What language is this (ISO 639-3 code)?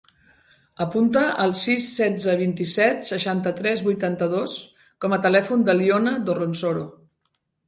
cat